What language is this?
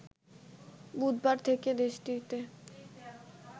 Bangla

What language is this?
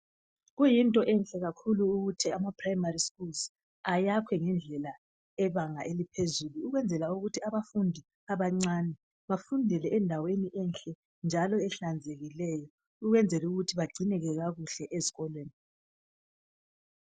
North Ndebele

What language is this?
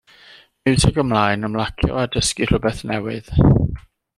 Welsh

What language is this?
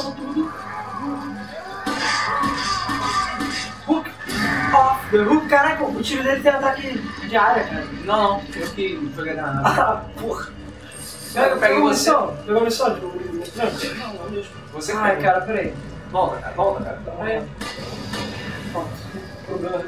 Portuguese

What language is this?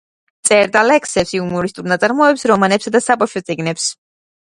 Georgian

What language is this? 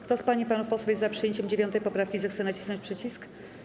Polish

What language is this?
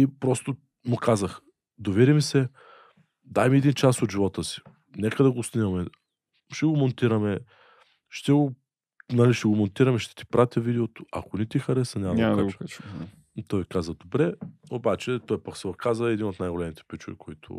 Bulgarian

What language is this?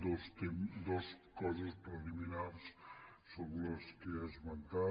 Catalan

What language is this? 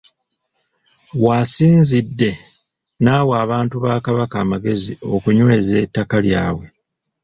Ganda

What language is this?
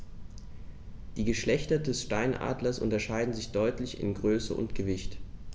German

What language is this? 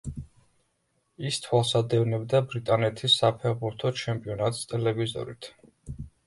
Georgian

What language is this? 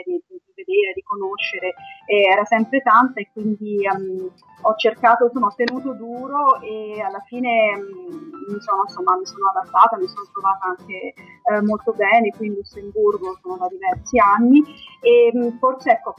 Italian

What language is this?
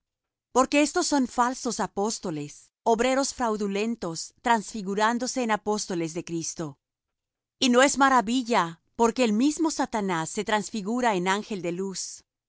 Spanish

